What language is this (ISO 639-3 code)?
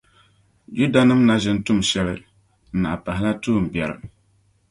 dag